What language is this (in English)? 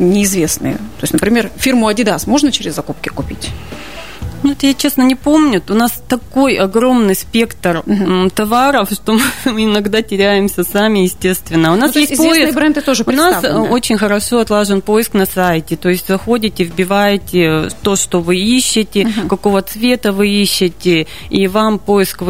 Russian